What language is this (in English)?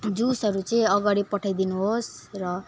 Nepali